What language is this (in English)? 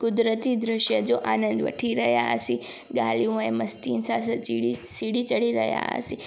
Sindhi